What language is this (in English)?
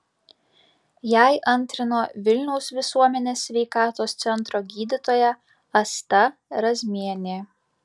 Lithuanian